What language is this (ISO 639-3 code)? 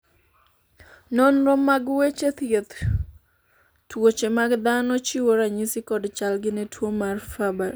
luo